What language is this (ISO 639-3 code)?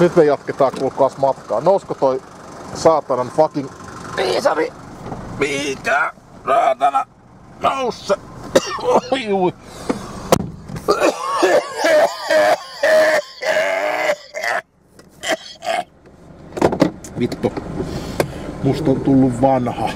fin